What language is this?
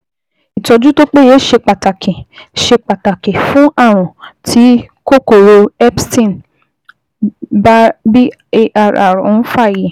Yoruba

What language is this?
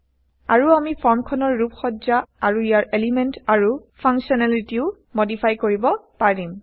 Assamese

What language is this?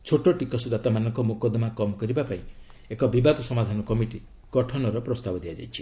Odia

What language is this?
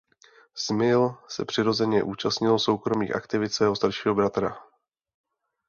Czech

